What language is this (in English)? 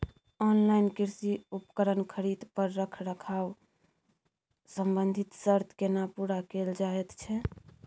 Maithili